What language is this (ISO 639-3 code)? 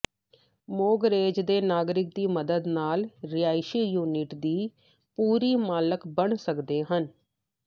pan